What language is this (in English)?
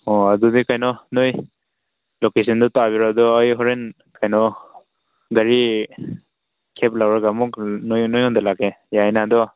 Manipuri